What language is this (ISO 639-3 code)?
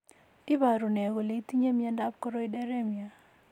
kln